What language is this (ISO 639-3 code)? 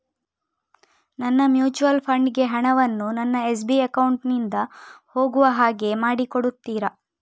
kan